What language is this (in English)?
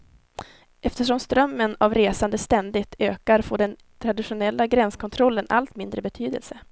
Swedish